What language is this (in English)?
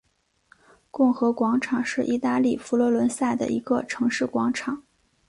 Chinese